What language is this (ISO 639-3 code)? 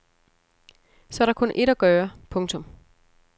dan